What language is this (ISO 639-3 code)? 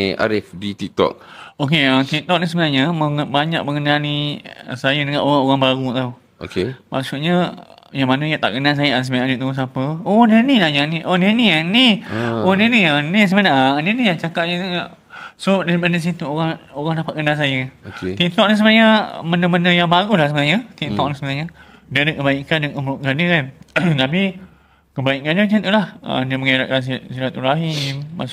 msa